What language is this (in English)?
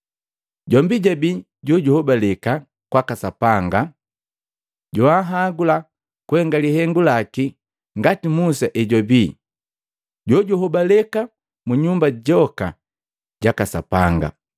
Matengo